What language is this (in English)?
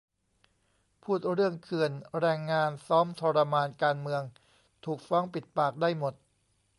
Thai